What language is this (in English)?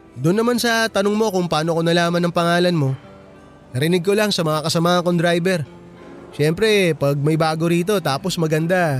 Filipino